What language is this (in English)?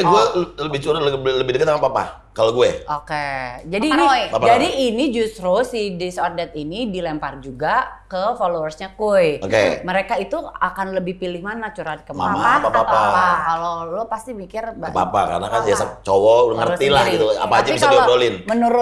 Indonesian